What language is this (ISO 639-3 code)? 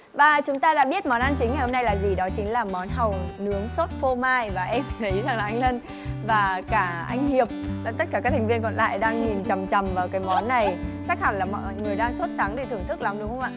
vie